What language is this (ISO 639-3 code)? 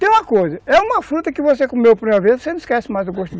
por